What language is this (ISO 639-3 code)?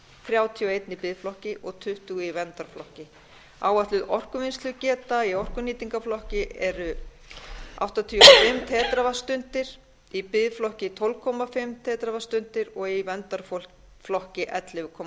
isl